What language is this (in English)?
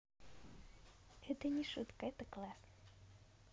Russian